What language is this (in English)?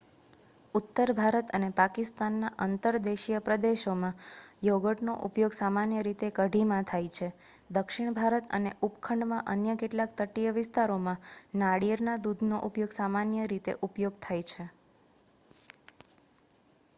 Gujarati